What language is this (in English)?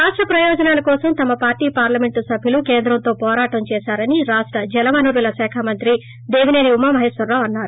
Telugu